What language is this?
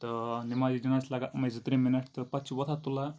Kashmiri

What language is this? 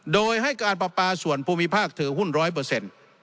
Thai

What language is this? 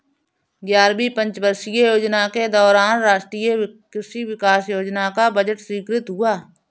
Hindi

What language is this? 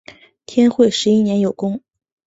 Chinese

